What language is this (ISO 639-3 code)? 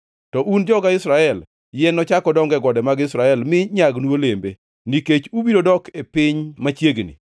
luo